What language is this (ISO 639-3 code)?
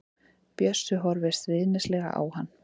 isl